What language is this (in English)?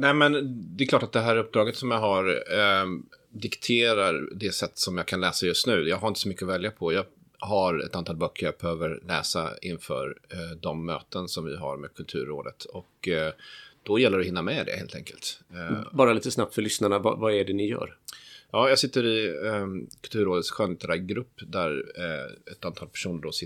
Swedish